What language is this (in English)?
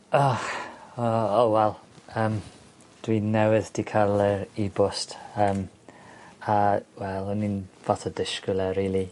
Welsh